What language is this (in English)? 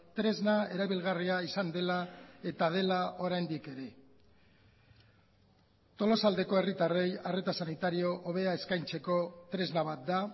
Basque